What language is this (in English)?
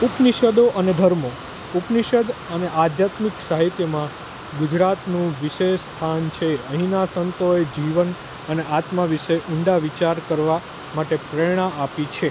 Gujarati